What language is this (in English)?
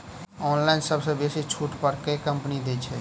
Maithili